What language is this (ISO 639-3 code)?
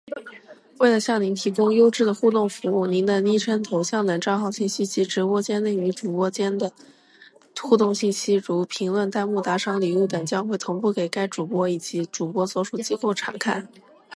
zho